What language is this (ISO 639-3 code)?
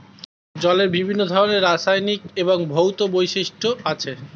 ben